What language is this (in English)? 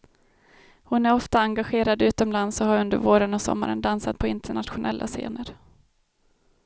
Swedish